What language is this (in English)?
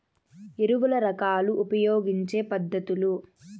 Telugu